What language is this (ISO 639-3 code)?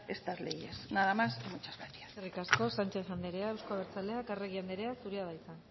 eus